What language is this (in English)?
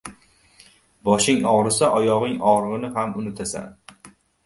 Uzbek